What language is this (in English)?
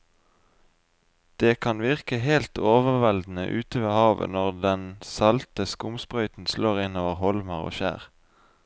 Norwegian